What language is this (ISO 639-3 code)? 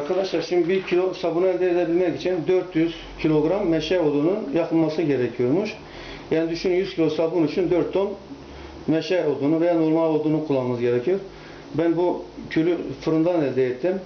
tur